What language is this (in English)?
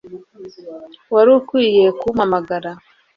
Kinyarwanda